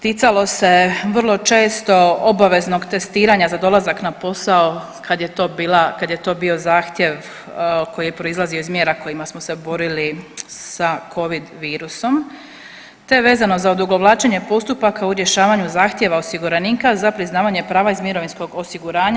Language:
Croatian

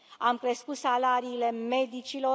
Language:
Romanian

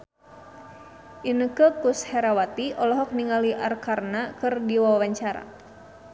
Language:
Sundanese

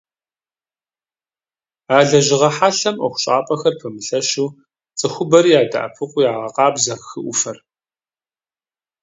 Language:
Kabardian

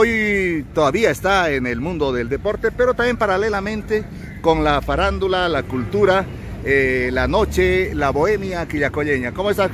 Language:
Spanish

